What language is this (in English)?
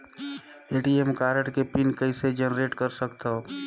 Chhattisgarhi